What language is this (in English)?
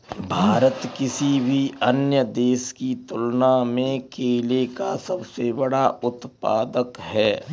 Hindi